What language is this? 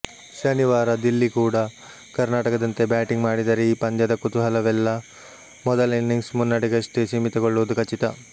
Kannada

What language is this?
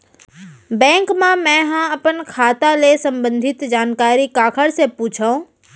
Chhattisgarhi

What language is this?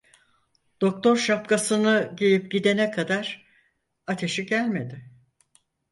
Turkish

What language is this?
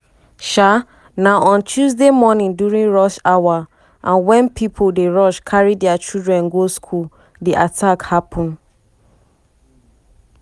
Nigerian Pidgin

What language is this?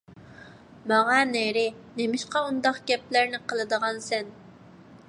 Uyghur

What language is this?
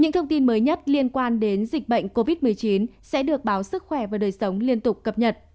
Vietnamese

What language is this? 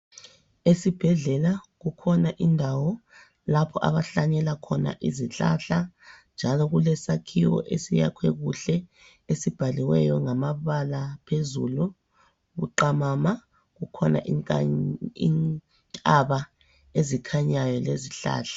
North Ndebele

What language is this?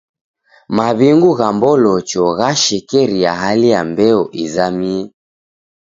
Taita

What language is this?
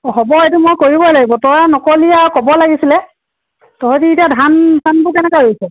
Assamese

